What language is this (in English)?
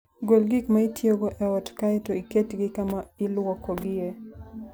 Luo (Kenya and Tanzania)